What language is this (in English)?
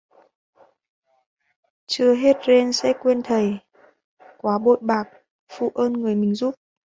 Vietnamese